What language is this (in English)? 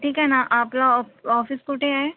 Marathi